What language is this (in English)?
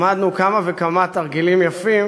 Hebrew